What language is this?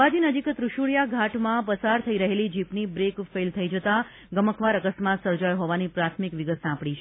Gujarati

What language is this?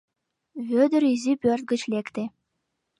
Mari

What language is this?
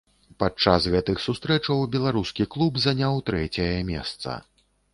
Belarusian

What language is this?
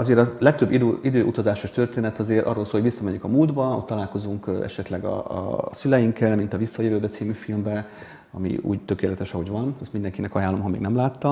Hungarian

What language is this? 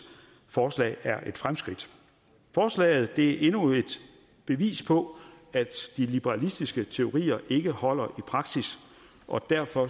Danish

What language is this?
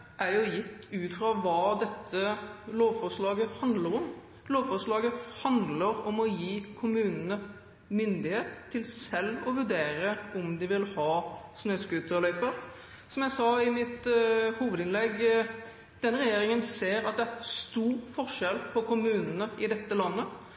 Norwegian Bokmål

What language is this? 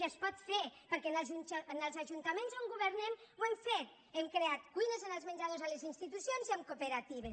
Catalan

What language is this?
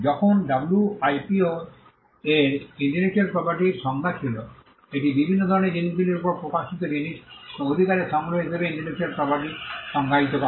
Bangla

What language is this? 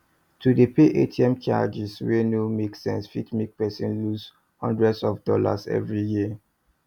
Nigerian Pidgin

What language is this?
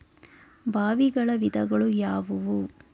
Kannada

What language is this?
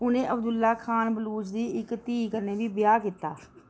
Dogri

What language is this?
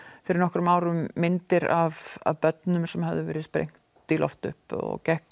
Icelandic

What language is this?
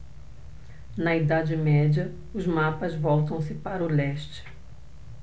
Portuguese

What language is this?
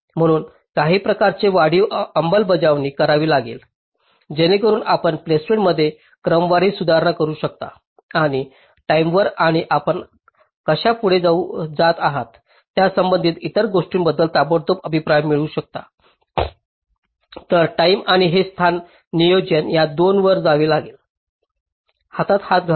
Marathi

